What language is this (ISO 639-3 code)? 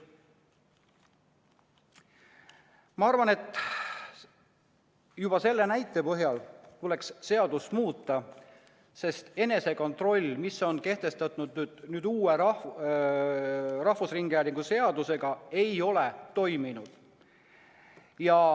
est